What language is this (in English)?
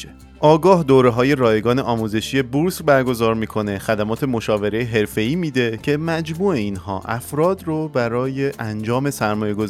Persian